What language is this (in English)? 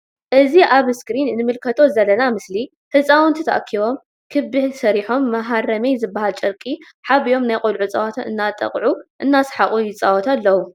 Tigrinya